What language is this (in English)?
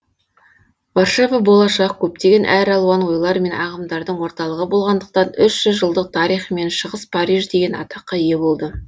Kazakh